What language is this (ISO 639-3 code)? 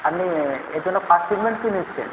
ben